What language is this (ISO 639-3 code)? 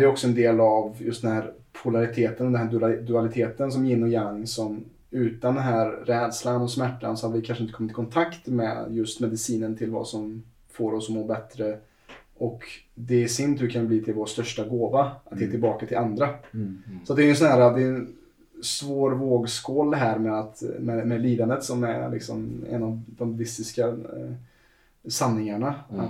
swe